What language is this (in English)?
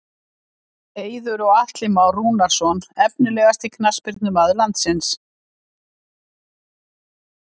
Icelandic